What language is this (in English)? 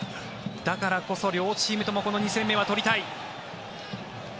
Japanese